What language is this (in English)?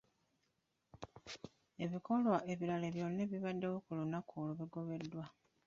Ganda